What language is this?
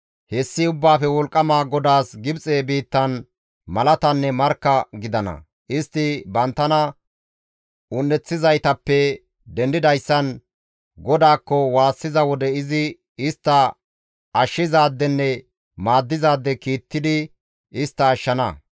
Gamo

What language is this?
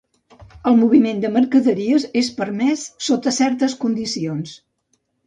Catalan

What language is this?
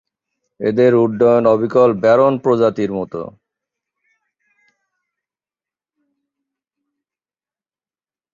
Bangla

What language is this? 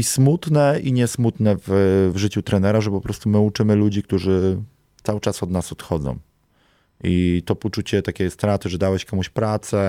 Polish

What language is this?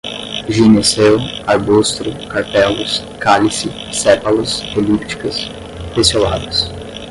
Portuguese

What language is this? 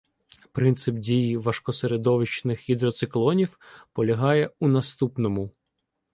Ukrainian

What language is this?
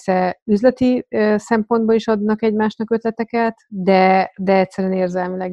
Hungarian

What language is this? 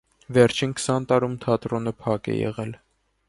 Armenian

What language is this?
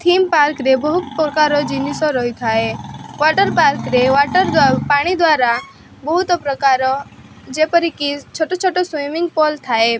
Odia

